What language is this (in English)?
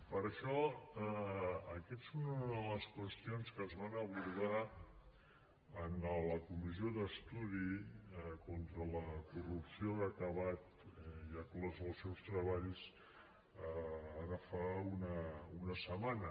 Catalan